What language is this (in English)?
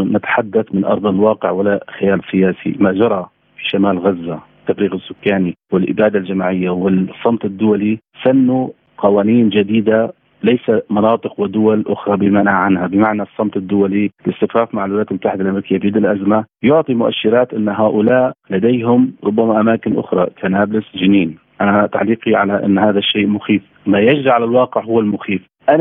Arabic